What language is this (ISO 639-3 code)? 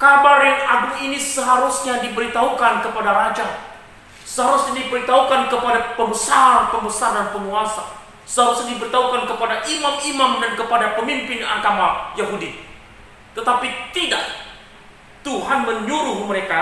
ind